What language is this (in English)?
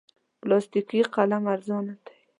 Pashto